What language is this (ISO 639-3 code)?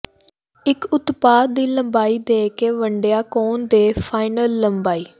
pan